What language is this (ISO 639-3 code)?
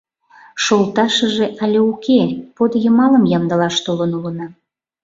chm